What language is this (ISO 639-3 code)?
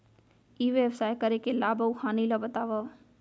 hne